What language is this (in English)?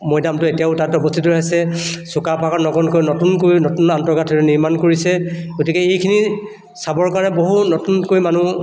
Assamese